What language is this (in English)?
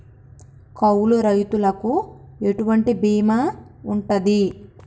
Telugu